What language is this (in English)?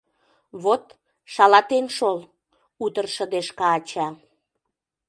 Mari